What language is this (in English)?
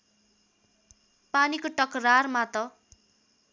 Nepali